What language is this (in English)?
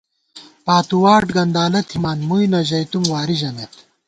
Gawar-Bati